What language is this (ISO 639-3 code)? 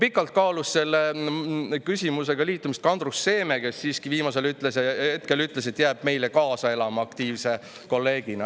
est